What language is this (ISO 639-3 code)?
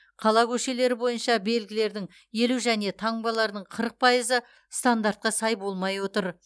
kaz